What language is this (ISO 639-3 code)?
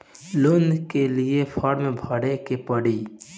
bho